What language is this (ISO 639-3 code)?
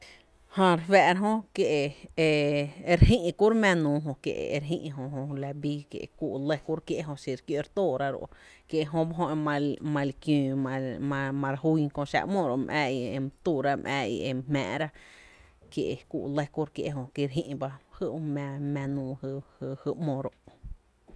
cte